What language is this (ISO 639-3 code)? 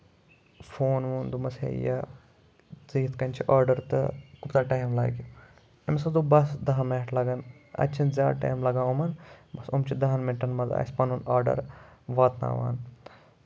kas